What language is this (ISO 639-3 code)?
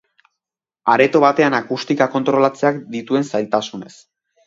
eus